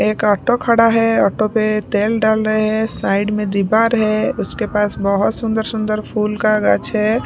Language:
Hindi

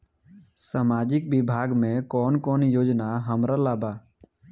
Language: Bhojpuri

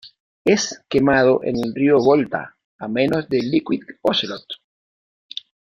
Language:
Spanish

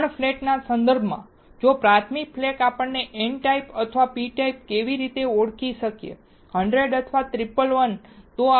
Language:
Gujarati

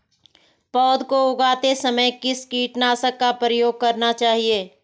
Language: Hindi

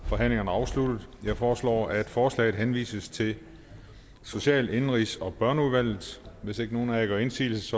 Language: Danish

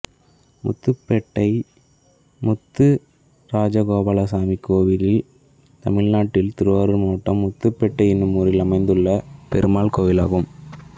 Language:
Tamil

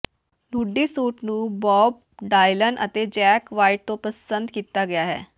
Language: Punjabi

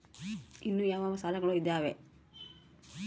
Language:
Kannada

